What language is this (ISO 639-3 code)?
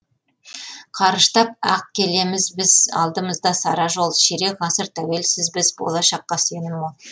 kaz